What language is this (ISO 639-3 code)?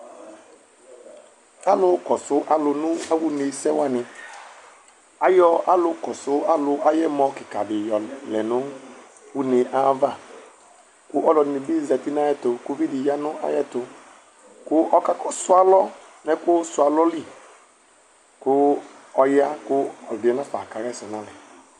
kpo